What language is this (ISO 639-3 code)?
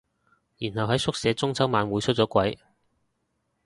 yue